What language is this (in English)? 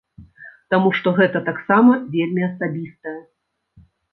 Belarusian